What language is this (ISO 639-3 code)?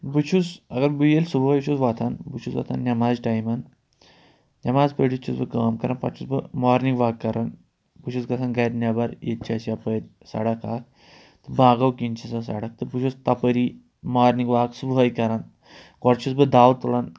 kas